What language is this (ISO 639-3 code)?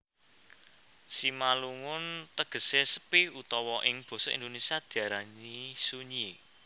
jav